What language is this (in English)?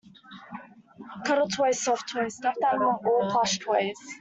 English